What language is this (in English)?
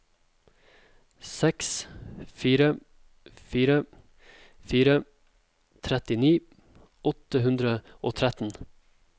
Norwegian